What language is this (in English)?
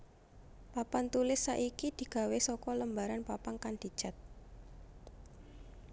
Javanese